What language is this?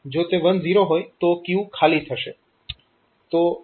Gujarati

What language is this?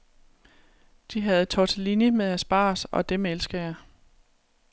Danish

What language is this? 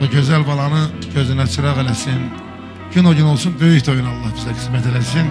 Turkish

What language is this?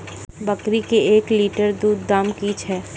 Maithili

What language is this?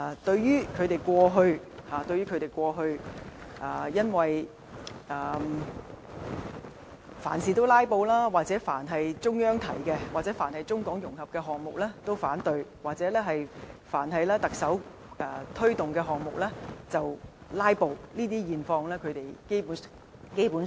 Cantonese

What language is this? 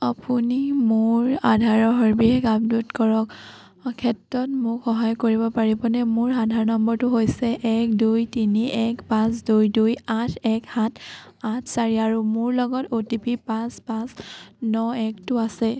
Assamese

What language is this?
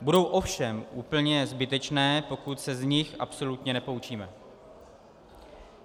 Czech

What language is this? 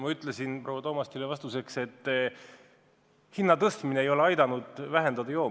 Estonian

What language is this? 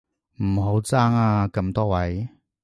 Cantonese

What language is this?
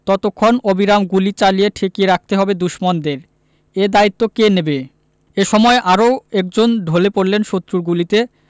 Bangla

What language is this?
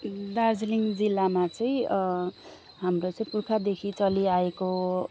Nepali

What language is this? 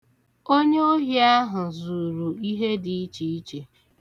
Igbo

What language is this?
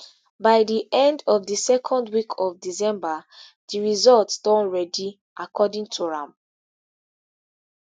Nigerian Pidgin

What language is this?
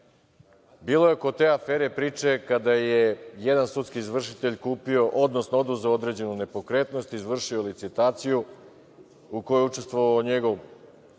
Serbian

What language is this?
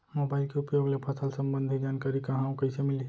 Chhattisgarhi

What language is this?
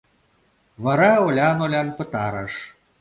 Mari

